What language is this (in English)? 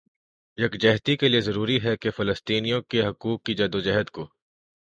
Urdu